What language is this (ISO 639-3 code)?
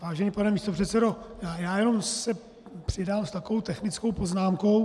ces